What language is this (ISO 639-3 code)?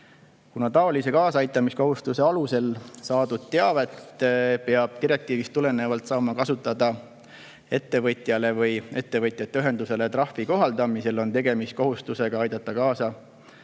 est